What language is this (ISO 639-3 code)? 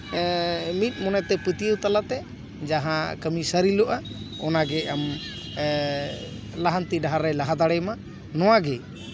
sat